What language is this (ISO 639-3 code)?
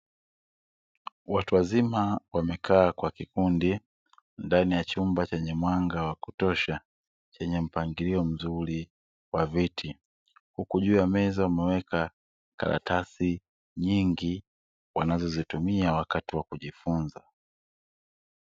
swa